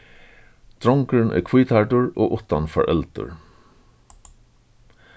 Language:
Faroese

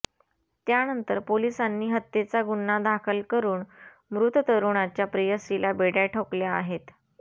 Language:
Marathi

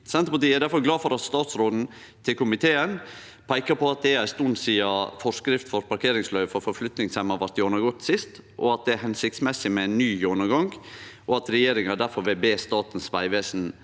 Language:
Norwegian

